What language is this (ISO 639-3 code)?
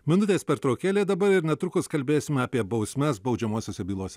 lit